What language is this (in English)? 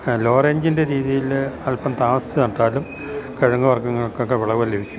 Malayalam